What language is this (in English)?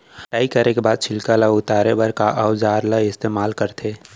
Chhattisgarhi